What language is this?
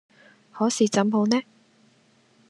Cantonese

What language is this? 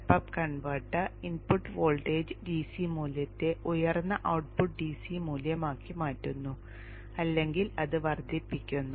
Malayalam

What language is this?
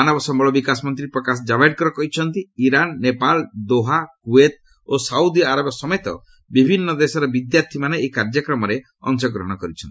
Odia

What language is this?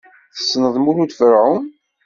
Kabyle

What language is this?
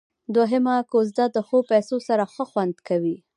Pashto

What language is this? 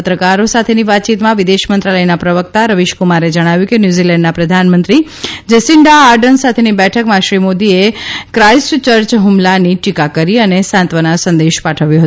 Gujarati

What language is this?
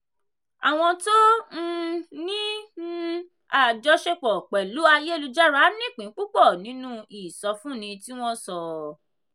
Yoruba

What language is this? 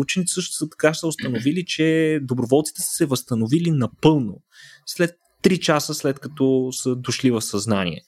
Bulgarian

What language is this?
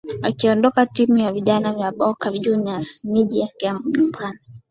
Swahili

